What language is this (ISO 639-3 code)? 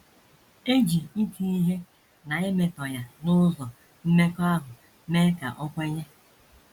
ibo